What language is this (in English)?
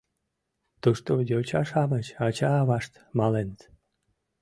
Mari